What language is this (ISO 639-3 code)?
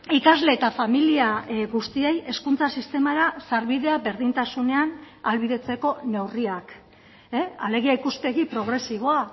eus